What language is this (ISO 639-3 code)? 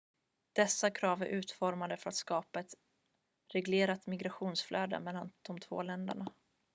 swe